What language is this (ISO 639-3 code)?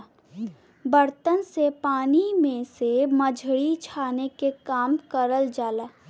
bho